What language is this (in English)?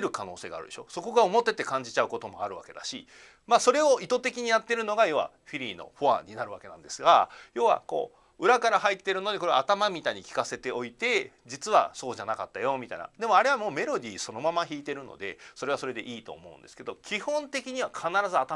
Japanese